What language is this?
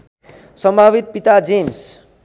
Nepali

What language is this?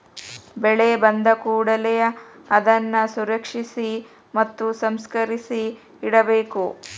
Kannada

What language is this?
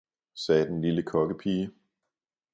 Danish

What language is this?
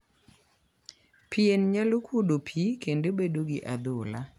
Luo (Kenya and Tanzania)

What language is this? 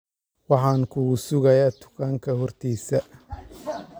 Somali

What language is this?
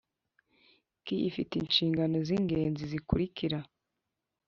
Kinyarwanda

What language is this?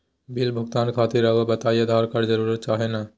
Magahi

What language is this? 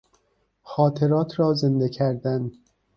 Persian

